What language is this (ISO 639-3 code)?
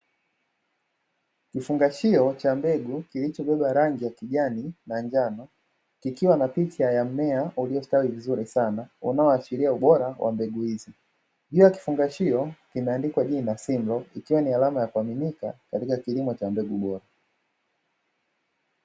swa